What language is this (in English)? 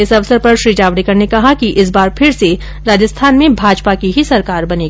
Hindi